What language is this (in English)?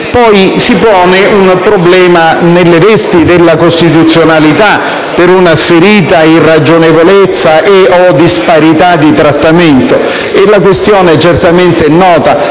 Italian